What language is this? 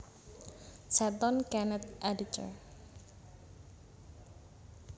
Javanese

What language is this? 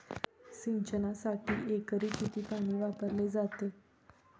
Marathi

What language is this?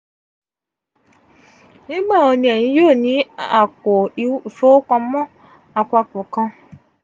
Yoruba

